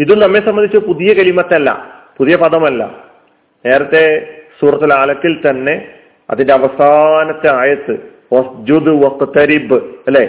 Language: Malayalam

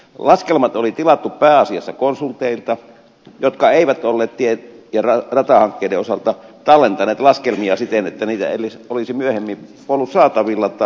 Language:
Finnish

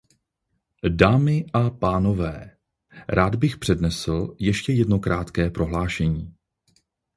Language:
Czech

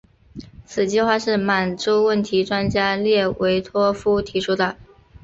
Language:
Chinese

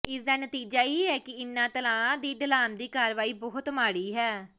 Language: Punjabi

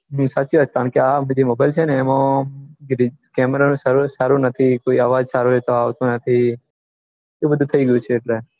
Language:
Gujarati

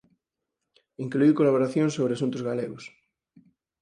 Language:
Galician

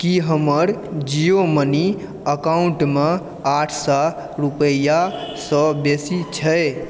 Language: Maithili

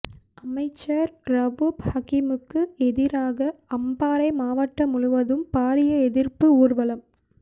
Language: Tamil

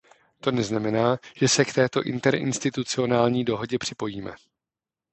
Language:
Czech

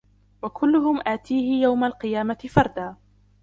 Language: Arabic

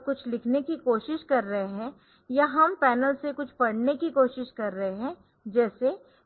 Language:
Hindi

